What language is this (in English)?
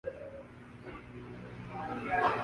Urdu